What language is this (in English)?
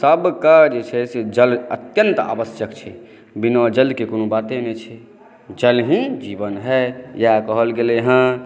Maithili